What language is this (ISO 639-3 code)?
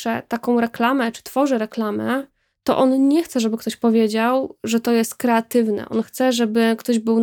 pol